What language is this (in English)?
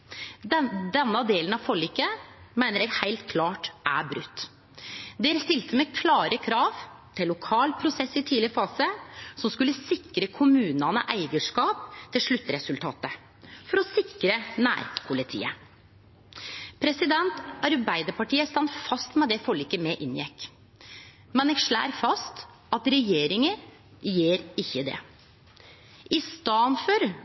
Norwegian Nynorsk